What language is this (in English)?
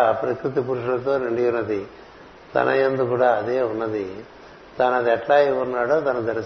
Telugu